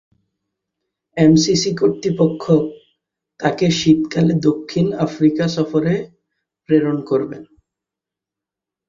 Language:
Bangla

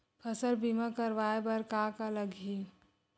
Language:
Chhattisgarhi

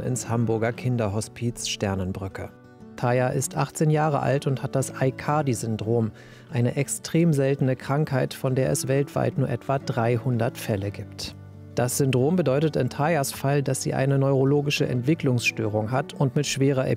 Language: German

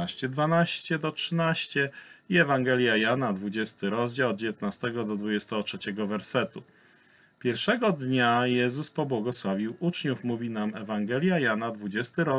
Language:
Polish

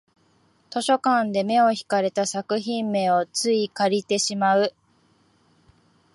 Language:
Japanese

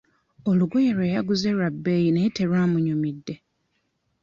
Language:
Ganda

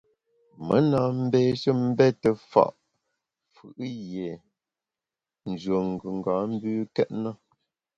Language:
Bamun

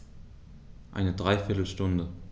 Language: German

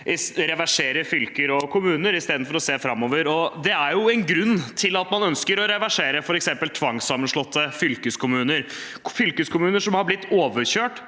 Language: Norwegian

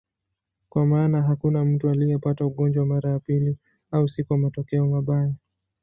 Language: Swahili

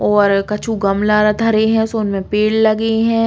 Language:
Bundeli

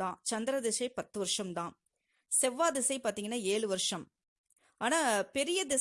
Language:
Tamil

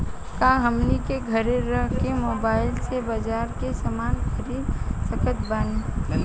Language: Bhojpuri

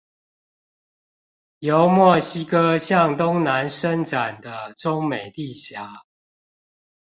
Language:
Chinese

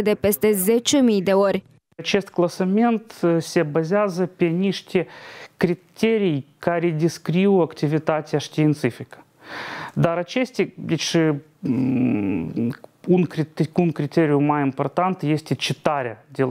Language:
Romanian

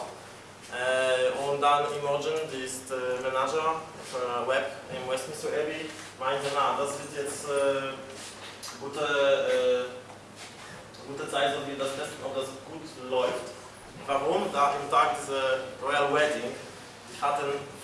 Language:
German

